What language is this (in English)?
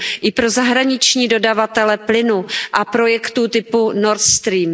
Czech